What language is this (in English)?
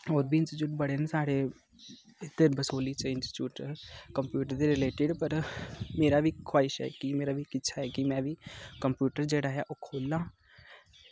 Dogri